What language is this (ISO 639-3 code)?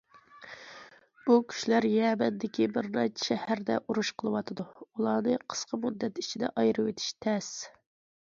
uig